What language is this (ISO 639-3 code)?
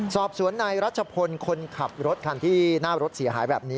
tha